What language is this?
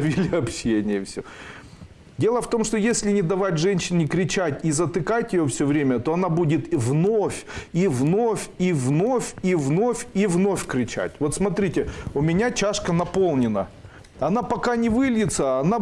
Russian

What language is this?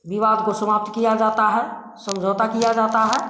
Hindi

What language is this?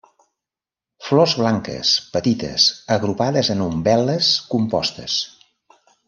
Catalan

